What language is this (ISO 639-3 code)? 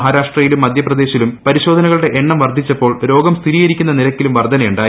mal